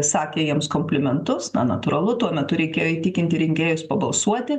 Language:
Lithuanian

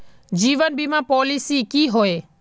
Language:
Magahi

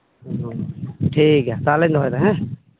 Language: Santali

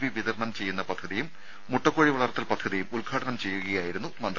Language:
Malayalam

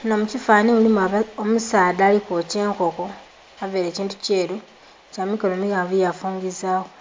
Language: Soga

